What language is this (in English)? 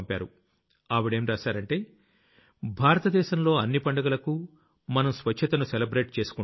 Telugu